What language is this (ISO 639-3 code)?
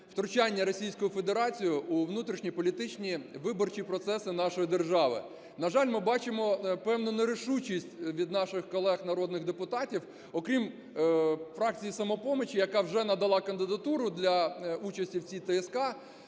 ukr